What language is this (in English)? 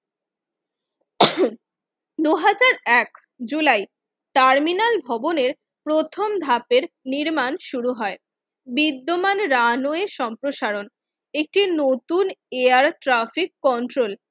Bangla